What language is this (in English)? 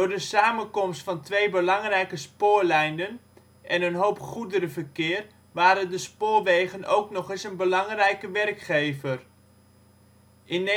Dutch